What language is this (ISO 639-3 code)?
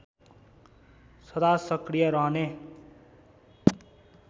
nep